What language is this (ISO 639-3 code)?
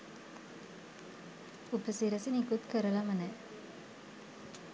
sin